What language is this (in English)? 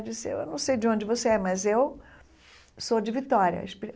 Portuguese